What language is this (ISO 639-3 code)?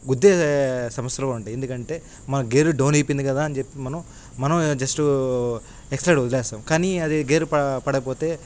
tel